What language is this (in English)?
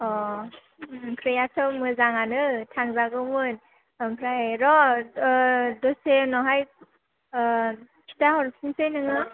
Bodo